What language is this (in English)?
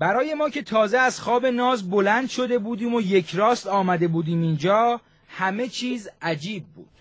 Persian